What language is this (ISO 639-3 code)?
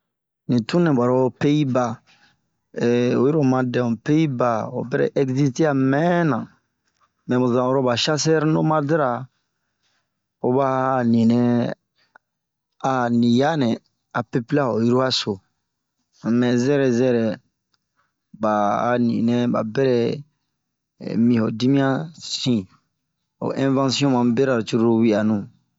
bmq